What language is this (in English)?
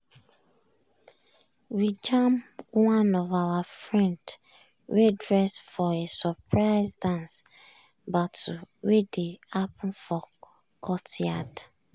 Nigerian Pidgin